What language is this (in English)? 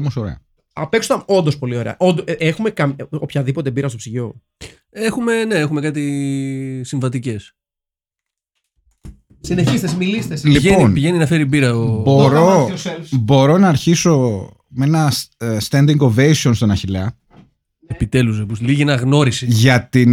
Greek